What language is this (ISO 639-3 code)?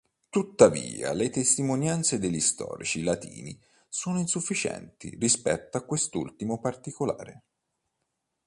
ita